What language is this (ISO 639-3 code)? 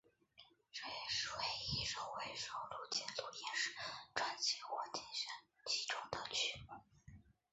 zho